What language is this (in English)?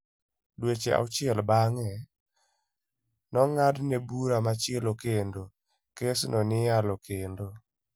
Luo (Kenya and Tanzania)